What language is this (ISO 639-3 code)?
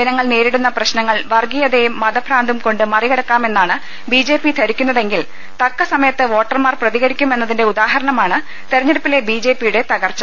mal